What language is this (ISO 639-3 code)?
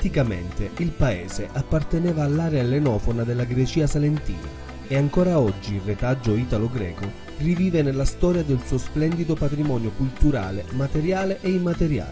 ita